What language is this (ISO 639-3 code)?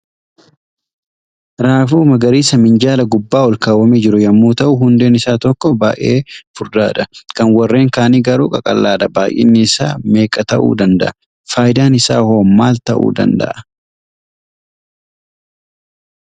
orm